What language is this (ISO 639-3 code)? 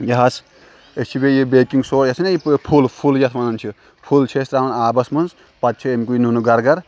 kas